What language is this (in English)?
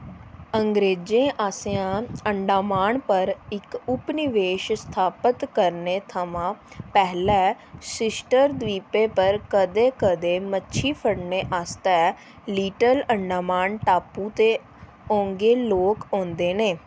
Dogri